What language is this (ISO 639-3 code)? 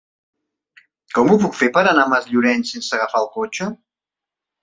cat